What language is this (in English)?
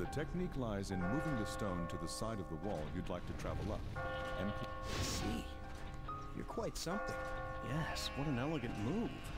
English